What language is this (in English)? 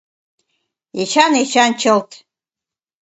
Mari